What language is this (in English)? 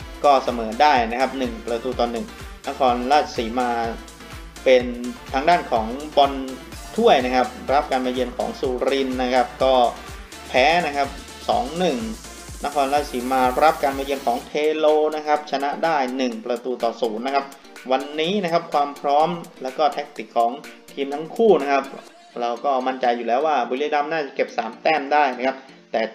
Thai